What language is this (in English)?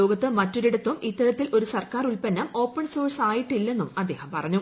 Malayalam